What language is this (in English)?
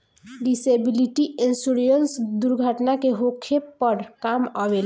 Bhojpuri